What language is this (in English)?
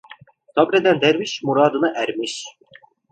Turkish